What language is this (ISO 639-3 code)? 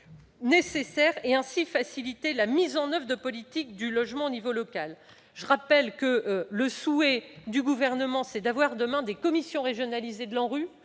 fra